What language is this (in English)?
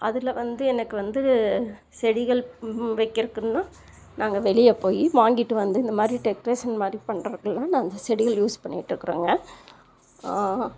Tamil